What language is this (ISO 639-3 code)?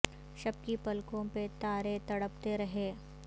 urd